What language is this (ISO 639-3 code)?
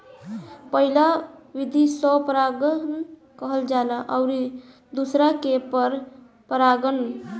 bho